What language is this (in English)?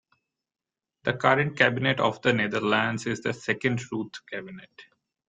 English